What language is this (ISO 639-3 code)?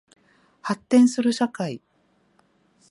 jpn